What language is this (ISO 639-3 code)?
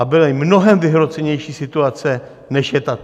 ces